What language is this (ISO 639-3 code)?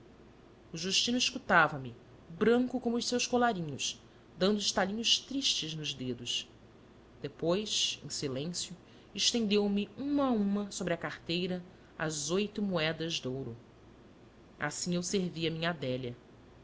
por